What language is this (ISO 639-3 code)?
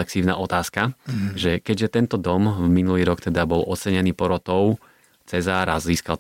slk